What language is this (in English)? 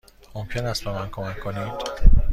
Persian